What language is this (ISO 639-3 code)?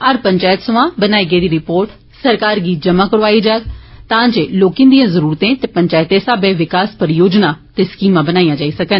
doi